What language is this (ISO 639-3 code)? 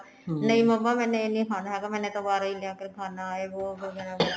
pan